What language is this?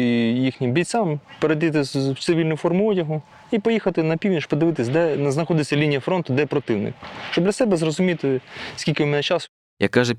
Ukrainian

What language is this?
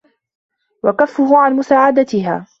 Arabic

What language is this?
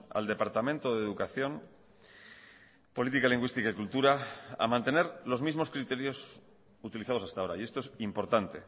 Spanish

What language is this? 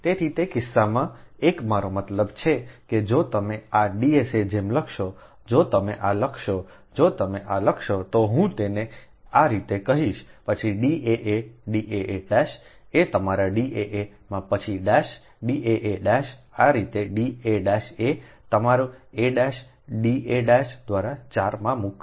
Gujarati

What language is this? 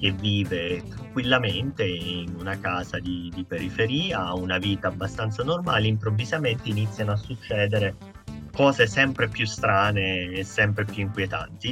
Italian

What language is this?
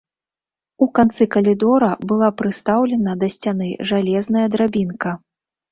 Belarusian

